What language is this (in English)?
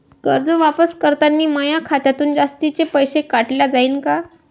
Marathi